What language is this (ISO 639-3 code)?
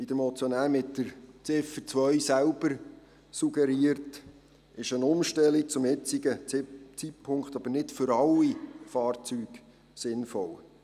gsw